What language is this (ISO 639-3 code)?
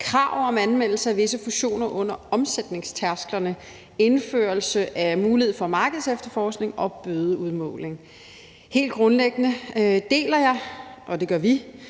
dan